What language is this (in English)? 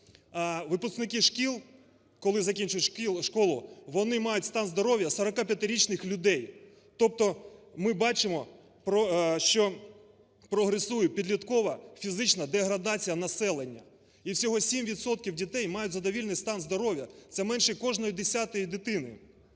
Ukrainian